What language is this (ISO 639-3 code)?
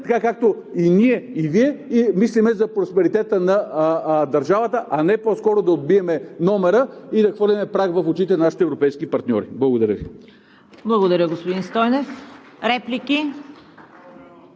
bul